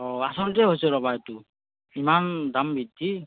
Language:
Assamese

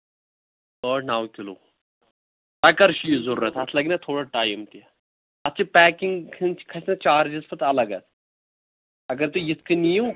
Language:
Kashmiri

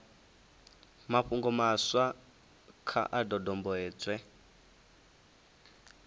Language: Venda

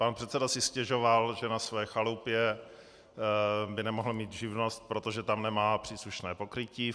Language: Czech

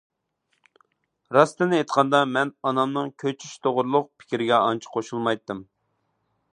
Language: Uyghur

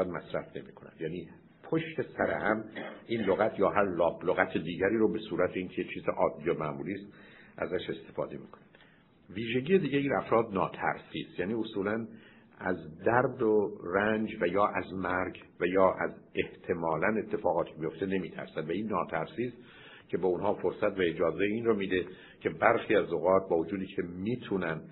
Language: Persian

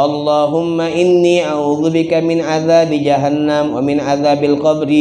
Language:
Indonesian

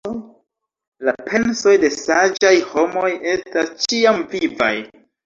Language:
Esperanto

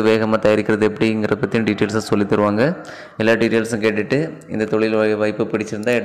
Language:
Tamil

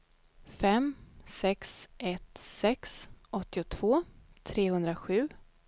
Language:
Swedish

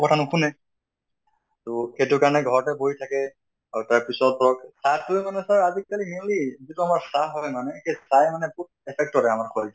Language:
Assamese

